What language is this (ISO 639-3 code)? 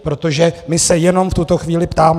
ces